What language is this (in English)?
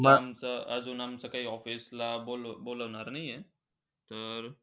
Marathi